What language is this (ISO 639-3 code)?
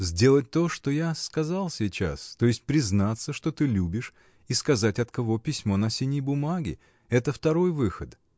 rus